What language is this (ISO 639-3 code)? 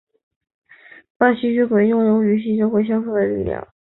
zho